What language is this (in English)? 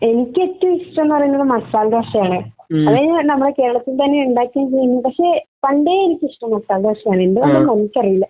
Malayalam